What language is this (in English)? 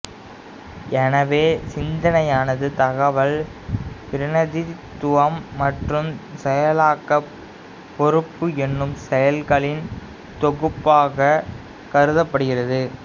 Tamil